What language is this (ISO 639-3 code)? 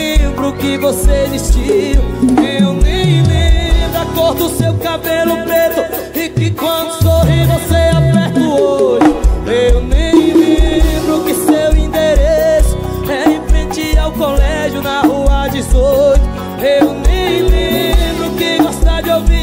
por